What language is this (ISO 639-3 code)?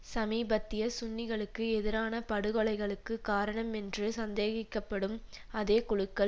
tam